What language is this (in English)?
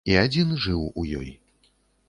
Belarusian